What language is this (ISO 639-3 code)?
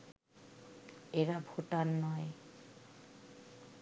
ben